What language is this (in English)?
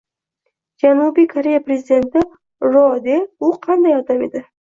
Uzbek